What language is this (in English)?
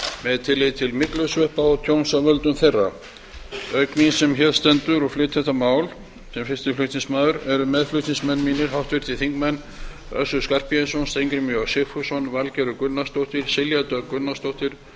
Icelandic